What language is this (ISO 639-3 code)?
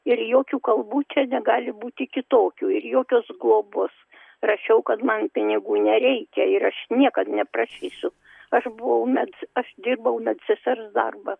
lit